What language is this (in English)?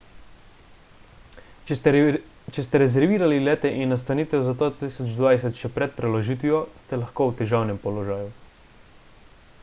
Slovenian